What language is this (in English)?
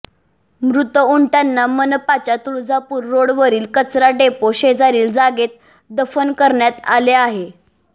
Marathi